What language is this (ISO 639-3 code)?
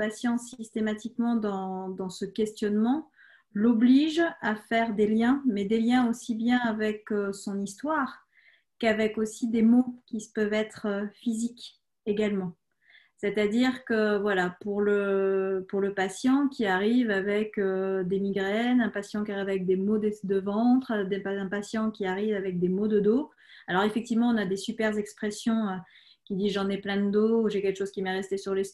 fra